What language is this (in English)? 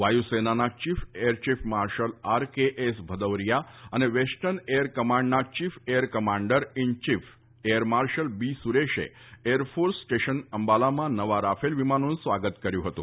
Gujarati